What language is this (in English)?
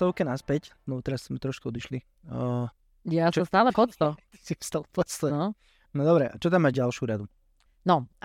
Slovak